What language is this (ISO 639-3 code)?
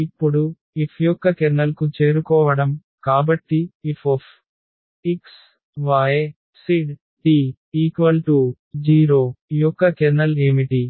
tel